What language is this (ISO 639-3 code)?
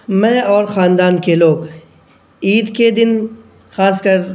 urd